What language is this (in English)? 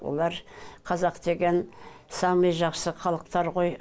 Kazakh